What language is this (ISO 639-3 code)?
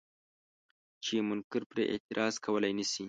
pus